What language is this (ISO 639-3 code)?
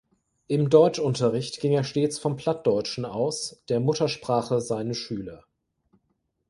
deu